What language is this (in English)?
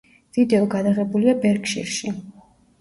Georgian